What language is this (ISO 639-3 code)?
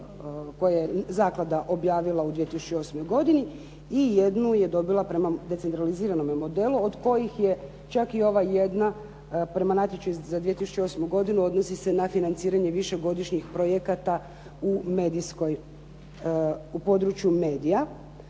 hrv